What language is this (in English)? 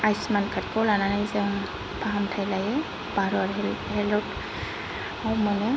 Bodo